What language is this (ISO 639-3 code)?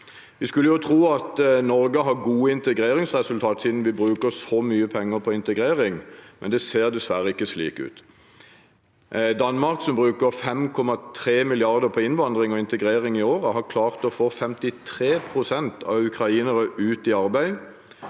nor